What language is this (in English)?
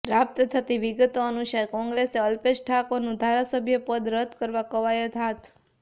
Gujarati